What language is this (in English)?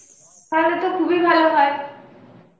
Bangla